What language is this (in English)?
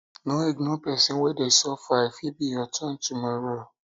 Nigerian Pidgin